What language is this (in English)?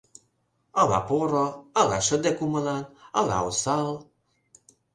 Mari